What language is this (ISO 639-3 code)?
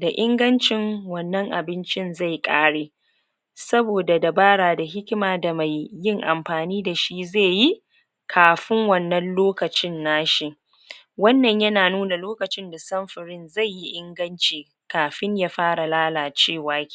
hau